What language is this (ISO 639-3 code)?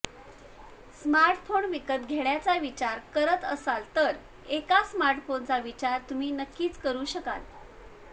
mar